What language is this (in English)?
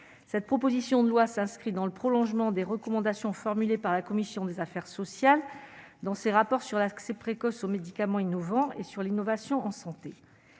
French